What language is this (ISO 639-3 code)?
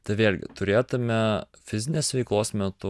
lit